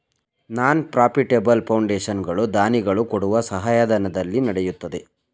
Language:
Kannada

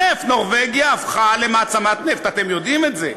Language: Hebrew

